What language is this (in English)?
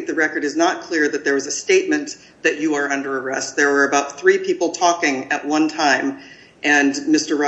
English